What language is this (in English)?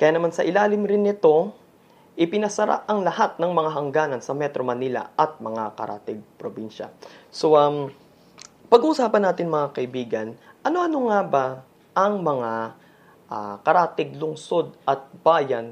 Filipino